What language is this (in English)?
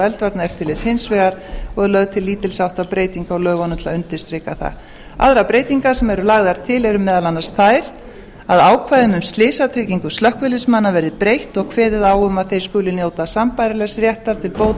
Icelandic